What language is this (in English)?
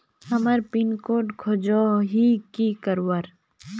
Magahi